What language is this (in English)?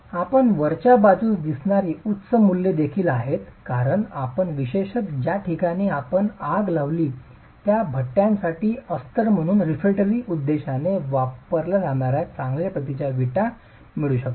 Marathi